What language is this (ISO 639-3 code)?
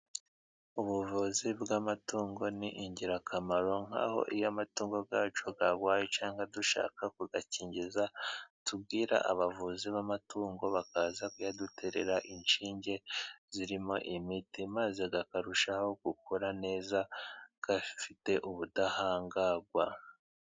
kin